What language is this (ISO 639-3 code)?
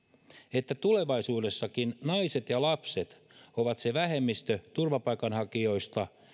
fin